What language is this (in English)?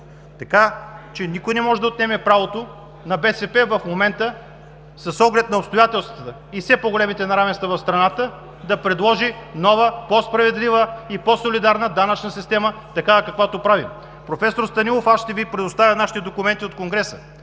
Bulgarian